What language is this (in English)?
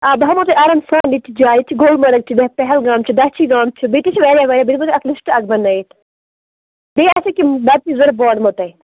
Kashmiri